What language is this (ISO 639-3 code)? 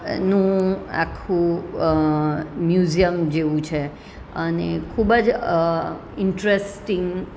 guj